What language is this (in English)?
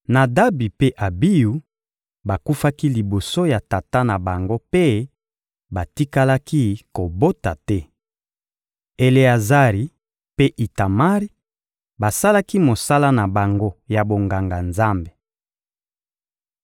Lingala